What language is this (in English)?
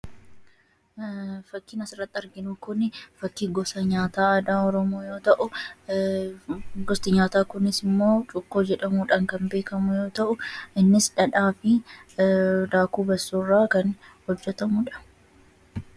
Oromo